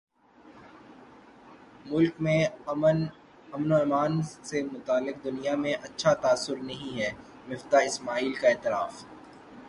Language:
Urdu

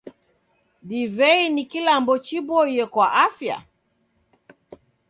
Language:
Taita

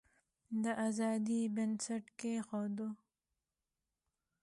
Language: Pashto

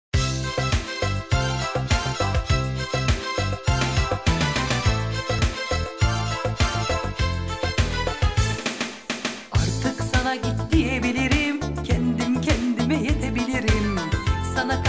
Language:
Turkish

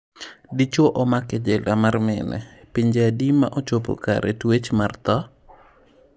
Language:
Luo (Kenya and Tanzania)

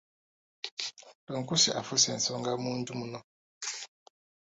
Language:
Ganda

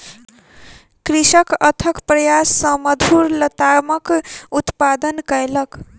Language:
Maithili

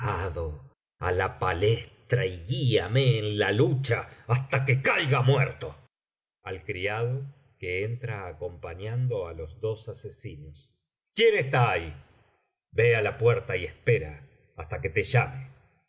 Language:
Spanish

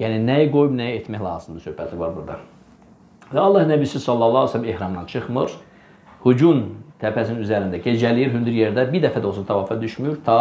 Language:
Turkish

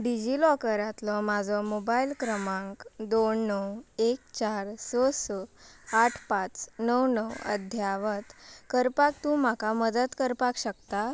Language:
Konkani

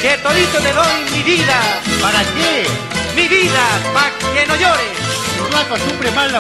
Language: Spanish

